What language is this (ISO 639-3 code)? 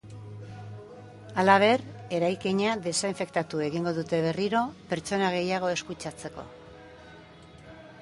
eus